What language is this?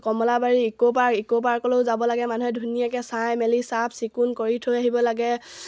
Assamese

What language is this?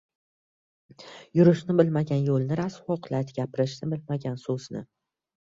Uzbek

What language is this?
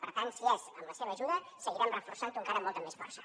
Catalan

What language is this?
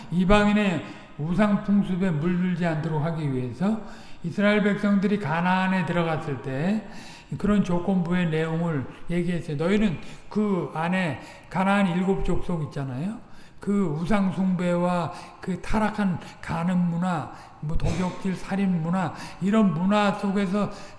Korean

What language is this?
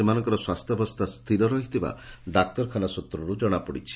Odia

